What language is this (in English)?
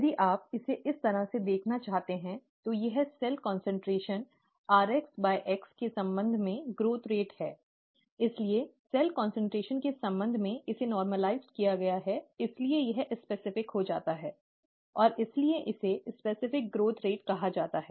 Hindi